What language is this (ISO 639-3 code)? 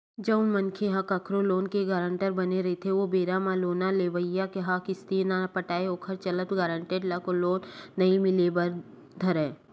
hne